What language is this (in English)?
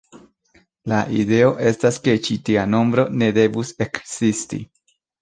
Esperanto